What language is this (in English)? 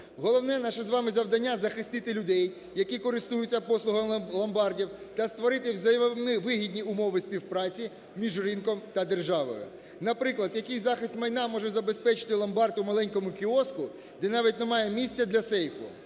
Ukrainian